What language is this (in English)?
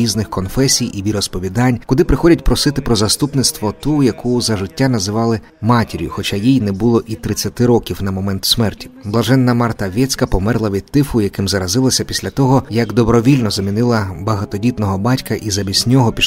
Ukrainian